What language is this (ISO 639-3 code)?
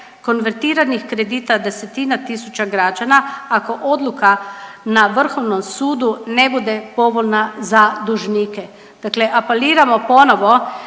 hrv